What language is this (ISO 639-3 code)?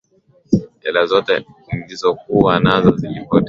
swa